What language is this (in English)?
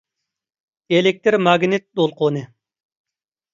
Uyghur